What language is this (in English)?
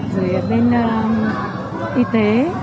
Vietnamese